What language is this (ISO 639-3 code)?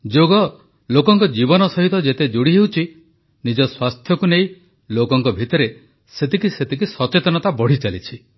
ori